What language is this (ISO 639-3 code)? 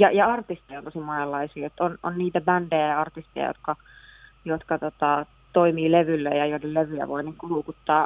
fin